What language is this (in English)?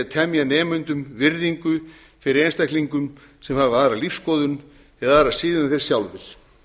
Icelandic